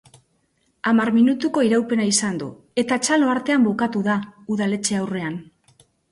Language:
Basque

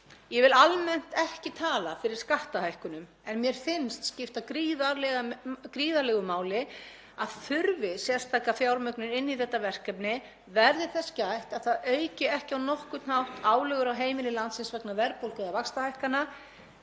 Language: Icelandic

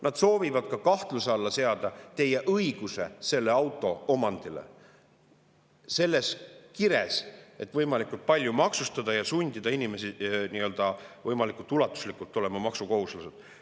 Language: Estonian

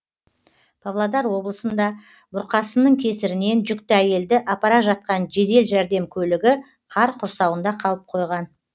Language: Kazakh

